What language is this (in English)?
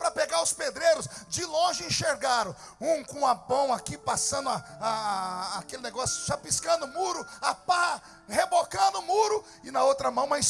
Portuguese